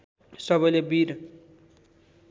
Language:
Nepali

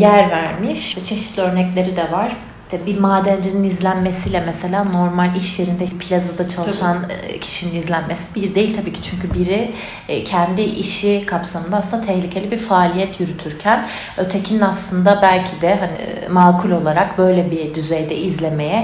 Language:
Turkish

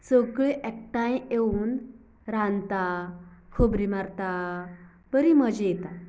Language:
Konkani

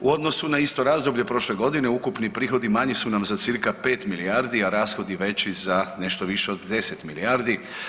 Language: Croatian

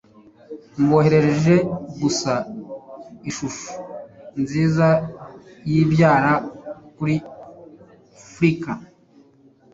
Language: Kinyarwanda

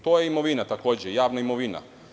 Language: Serbian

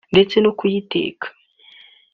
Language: Kinyarwanda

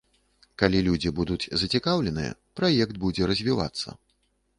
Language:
Belarusian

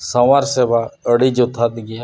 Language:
Santali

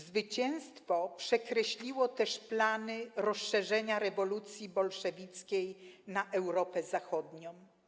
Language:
Polish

